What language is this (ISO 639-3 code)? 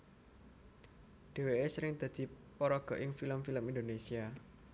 jav